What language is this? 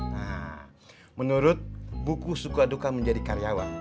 Indonesian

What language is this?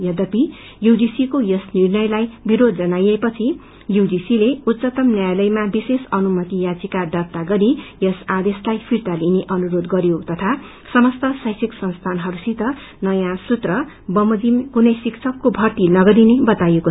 Nepali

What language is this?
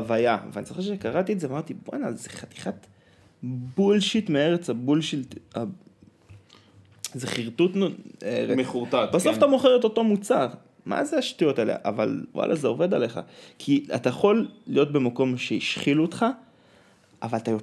Hebrew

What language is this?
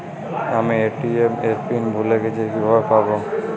Bangla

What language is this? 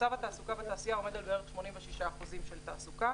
Hebrew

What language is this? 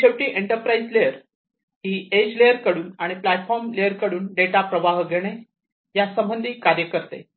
Marathi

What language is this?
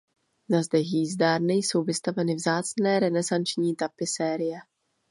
Czech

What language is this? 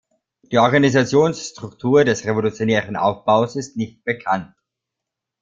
German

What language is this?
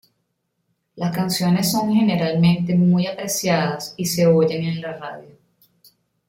Spanish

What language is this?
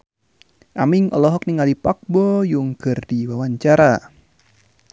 Sundanese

